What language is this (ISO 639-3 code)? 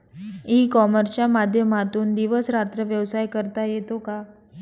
mar